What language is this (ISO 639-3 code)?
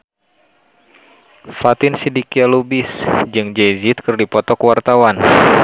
sun